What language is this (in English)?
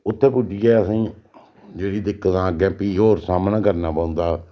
Dogri